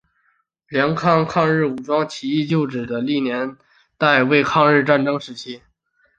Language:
Chinese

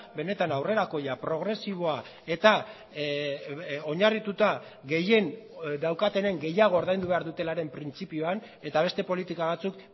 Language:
Basque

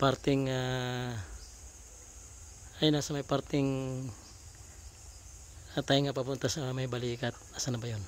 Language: Filipino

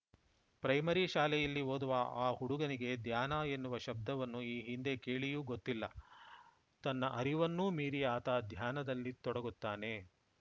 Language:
Kannada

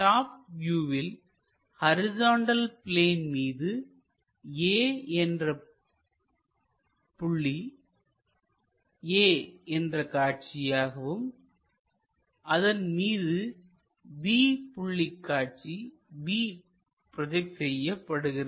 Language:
Tamil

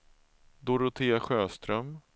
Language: Swedish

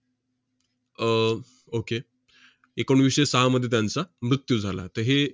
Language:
Marathi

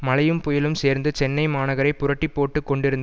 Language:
Tamil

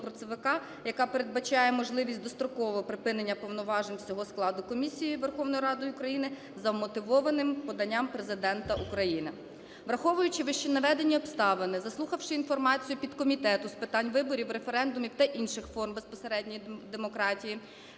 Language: Ukrainian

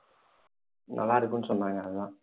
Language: Tamil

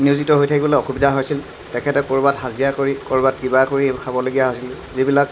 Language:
Assamese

